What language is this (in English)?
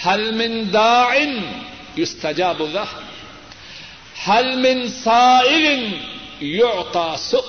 Urdu